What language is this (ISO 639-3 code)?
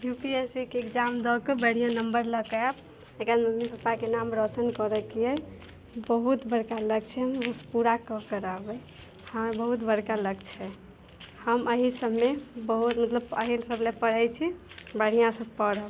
mai